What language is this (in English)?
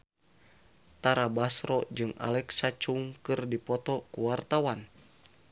Sundanese